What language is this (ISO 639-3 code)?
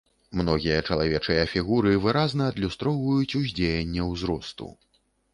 bel